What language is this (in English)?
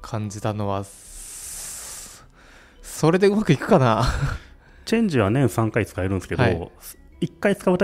Japanese